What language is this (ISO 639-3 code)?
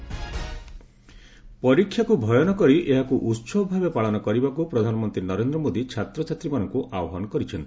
ori